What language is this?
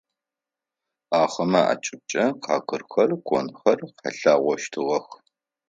Adyghe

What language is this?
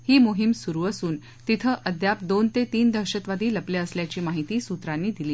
Marathi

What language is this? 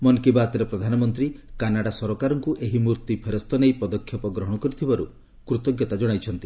Odia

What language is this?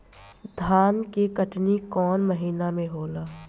Bhojpuri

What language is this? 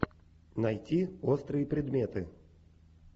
Russian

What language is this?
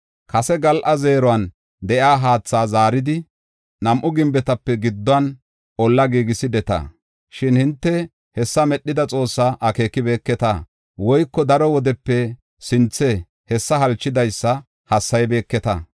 Gofa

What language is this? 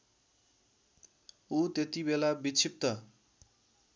Nepali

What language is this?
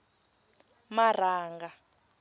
Tsonga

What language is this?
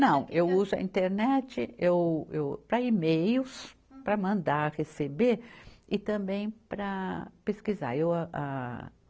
Portuguese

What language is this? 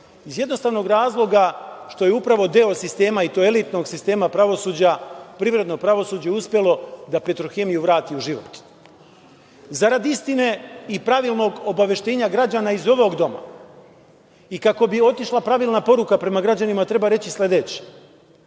Serbian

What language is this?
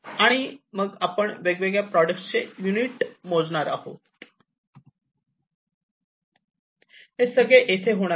Marathi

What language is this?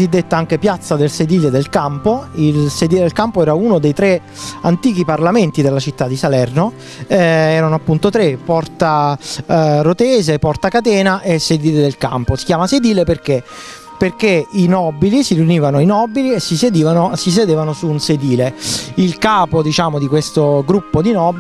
Italian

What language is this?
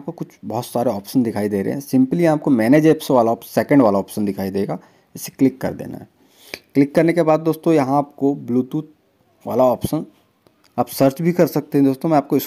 Hindi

